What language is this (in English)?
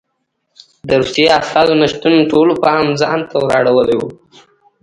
Pashto